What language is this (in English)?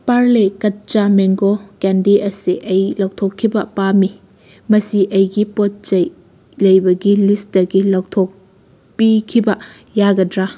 Manipuri